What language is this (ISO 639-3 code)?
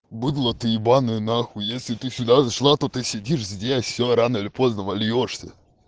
rus